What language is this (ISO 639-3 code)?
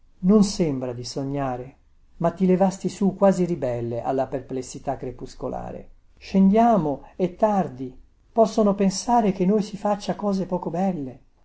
ita